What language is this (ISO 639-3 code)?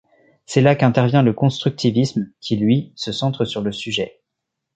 fra